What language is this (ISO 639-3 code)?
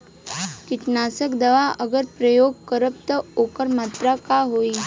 bho